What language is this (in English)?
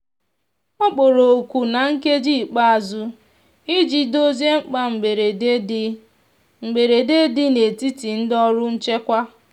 Igbo